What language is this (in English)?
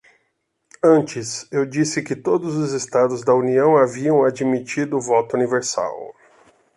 Portuguese